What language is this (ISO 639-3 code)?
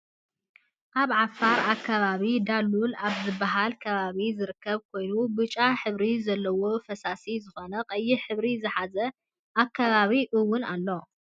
tir